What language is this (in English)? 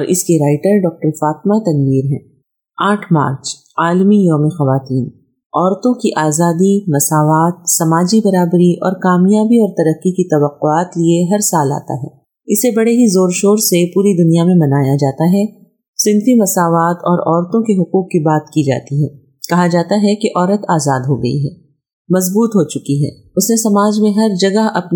Urdu